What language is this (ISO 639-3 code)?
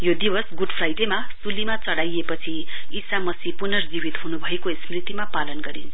nep